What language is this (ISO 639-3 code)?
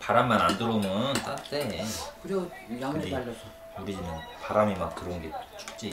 kor